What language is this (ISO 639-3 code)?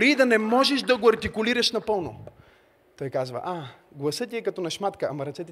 bul